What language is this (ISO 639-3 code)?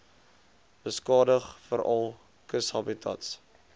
afr